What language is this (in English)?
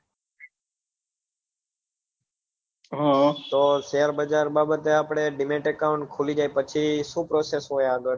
Gujarati